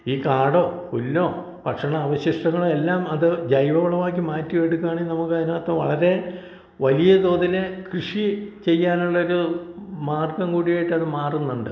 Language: Malayalam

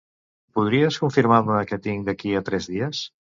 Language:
Catalan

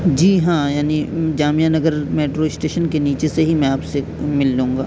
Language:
Urdu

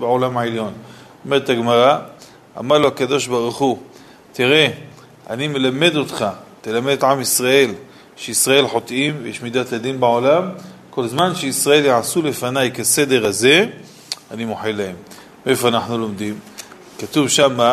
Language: Hebrew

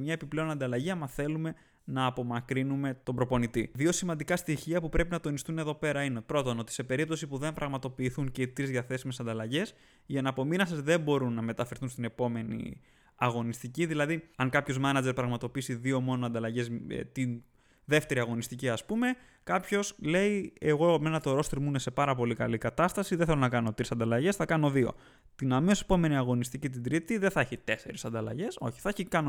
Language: Greek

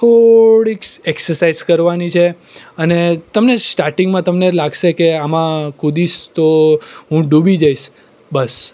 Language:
Gujarati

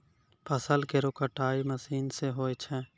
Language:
Maithili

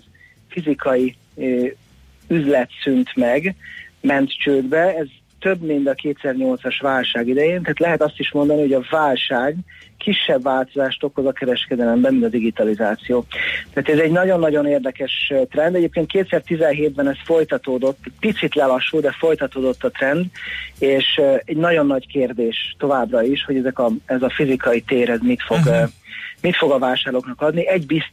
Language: Hungarian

